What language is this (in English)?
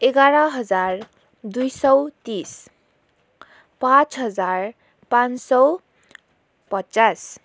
Nepali